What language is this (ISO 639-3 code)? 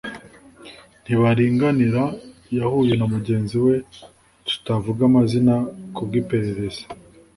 kin